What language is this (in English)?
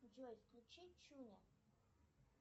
Russian